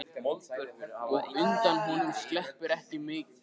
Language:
Icelandic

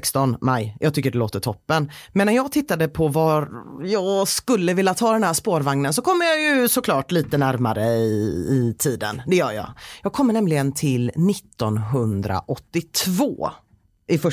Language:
Swedish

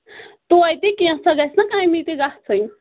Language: Kashmiri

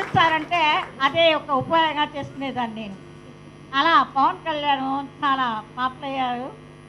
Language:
Telugu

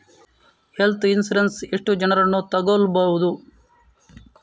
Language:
Kannada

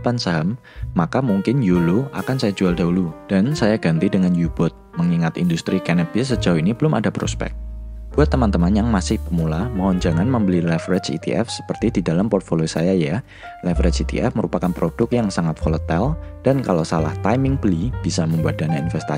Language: Indonesian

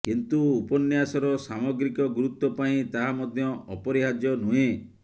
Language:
Odia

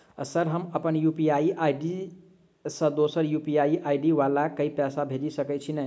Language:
Maithili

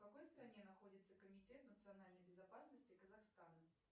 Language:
Russian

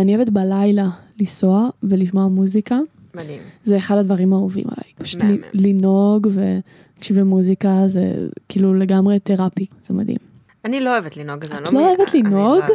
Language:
Hebrew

